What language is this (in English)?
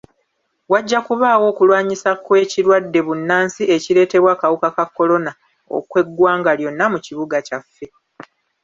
Ganda